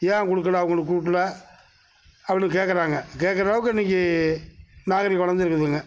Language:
Tamil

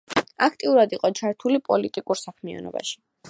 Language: Georgian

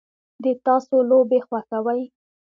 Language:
Pashto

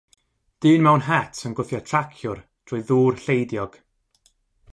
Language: Welsh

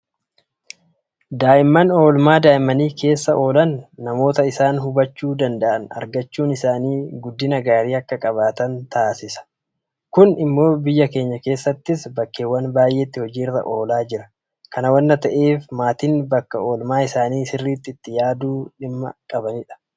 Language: Oromo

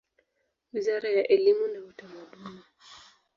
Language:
Swahili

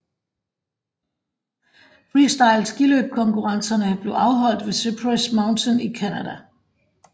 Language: Danish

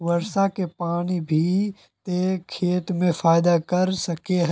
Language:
Magahi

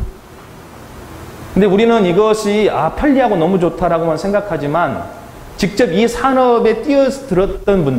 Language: Korean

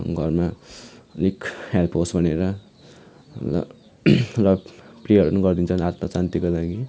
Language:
Nepali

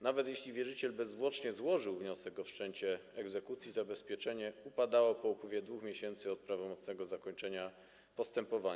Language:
Polish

